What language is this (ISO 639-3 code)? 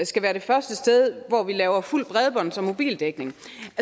dan